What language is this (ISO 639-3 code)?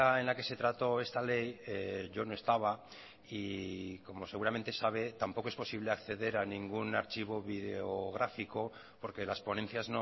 spa